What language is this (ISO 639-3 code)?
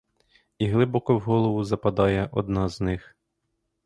ukr